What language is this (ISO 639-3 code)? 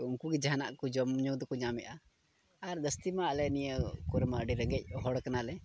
sat